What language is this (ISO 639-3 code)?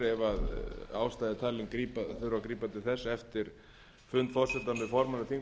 isl